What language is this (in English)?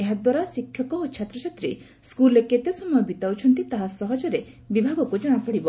Odia